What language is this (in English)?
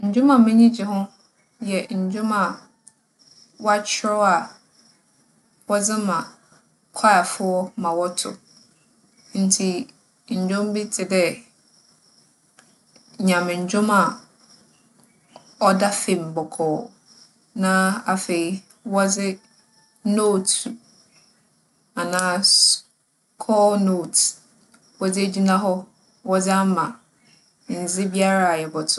Akan